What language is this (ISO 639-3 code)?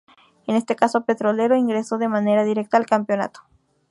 spa